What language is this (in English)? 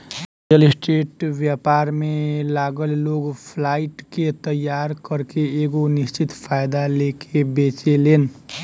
Bhojpuri